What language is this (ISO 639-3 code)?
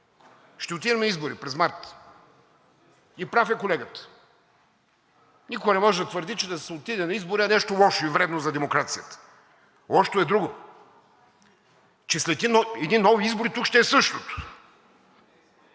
bul